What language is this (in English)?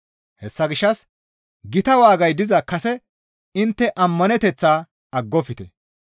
Gamo